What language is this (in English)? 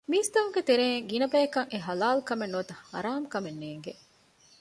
Divehi